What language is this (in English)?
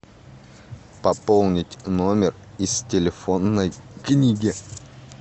Russian